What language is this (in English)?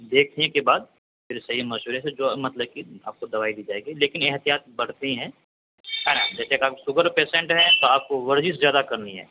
Urdu